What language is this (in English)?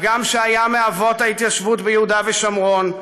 Hebrew